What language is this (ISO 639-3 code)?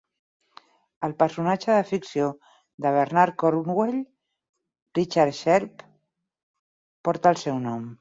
cat